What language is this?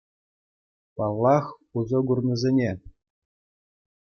Chuvash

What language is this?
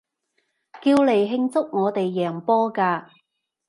Cantonese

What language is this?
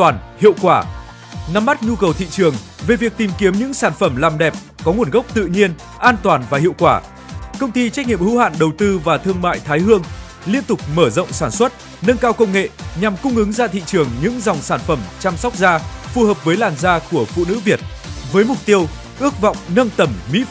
Vietnamese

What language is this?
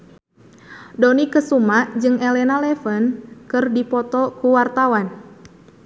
Sundanese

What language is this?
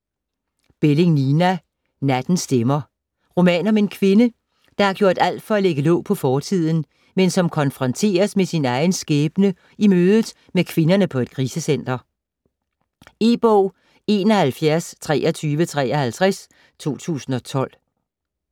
Danish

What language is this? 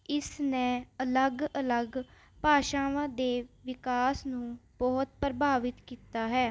Punjabi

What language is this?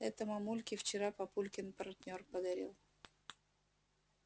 Russian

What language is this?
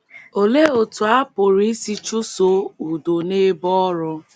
Igbo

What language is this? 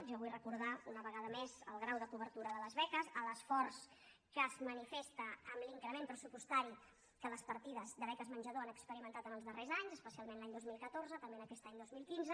Catalan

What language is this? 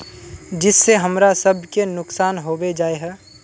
Magahi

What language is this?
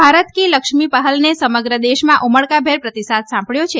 Gujarati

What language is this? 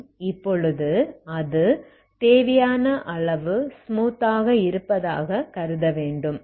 Tamil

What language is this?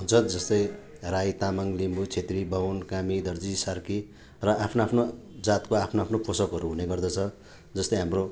Nepali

